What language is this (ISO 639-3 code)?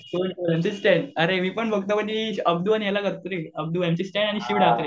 mar